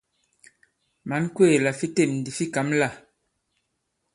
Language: Bankon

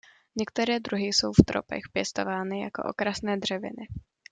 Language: Czech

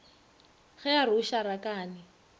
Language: Northern Sotho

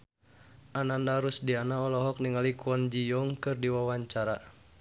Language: Sundanese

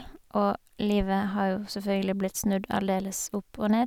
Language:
Norwegian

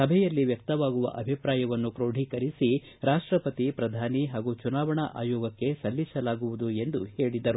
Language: Kannada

